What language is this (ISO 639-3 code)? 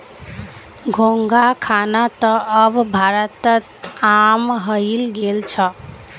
mag